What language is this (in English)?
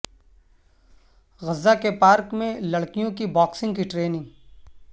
Urdu